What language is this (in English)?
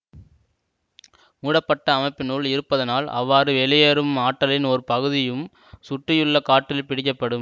Tamil